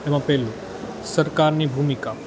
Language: Gujarati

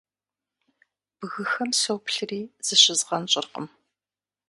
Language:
Kabardian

